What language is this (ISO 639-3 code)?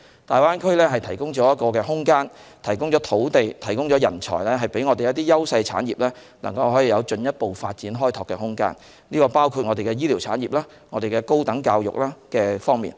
yue